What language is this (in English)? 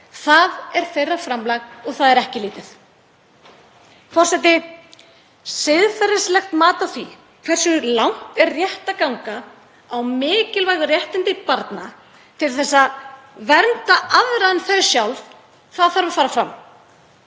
Icelandic